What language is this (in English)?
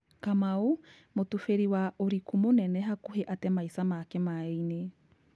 Kikuyu